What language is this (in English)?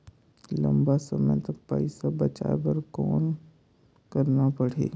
Chhattisgarhi